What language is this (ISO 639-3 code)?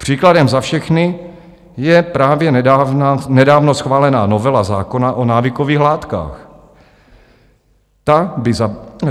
ces